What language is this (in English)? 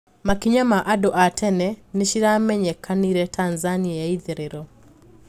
Kikuyu